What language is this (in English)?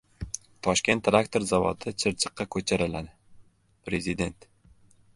Uzbek